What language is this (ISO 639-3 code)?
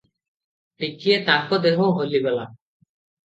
ori